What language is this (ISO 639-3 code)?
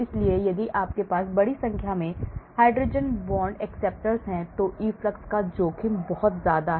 hin